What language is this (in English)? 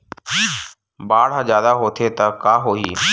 Chhattisgarhi